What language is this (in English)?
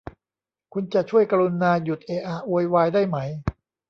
Thai